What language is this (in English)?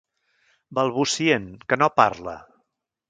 Catalan